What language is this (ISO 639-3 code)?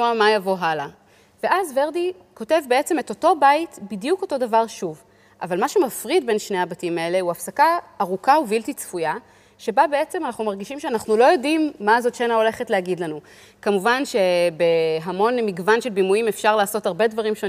heb